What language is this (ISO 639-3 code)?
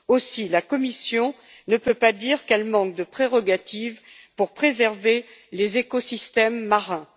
fra